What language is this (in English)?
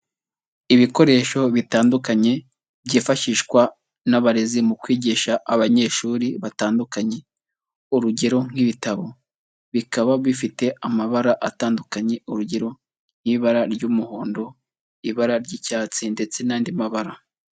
Kinyarwanda